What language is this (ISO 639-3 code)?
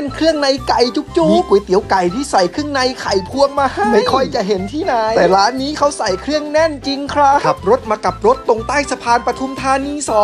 tha